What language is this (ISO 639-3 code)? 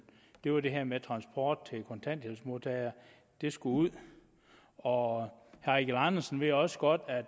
dan